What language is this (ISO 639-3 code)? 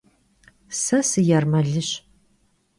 kbd